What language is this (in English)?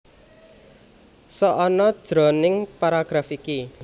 Javanese